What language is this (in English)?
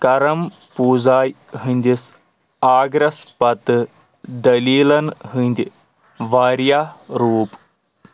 Kashmiri